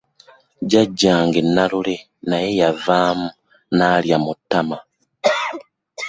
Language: Ganda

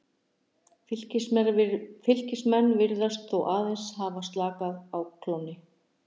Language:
Icelandic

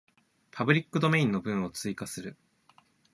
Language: Japanese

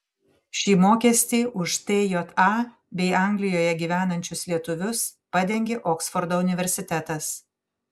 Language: Lithuanian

